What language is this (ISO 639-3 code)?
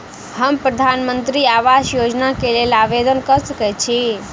mai